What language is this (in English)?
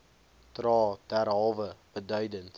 Afrikaans